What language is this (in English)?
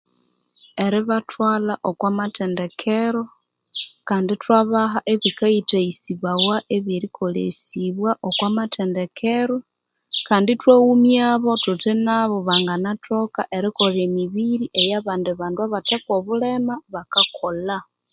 Konzo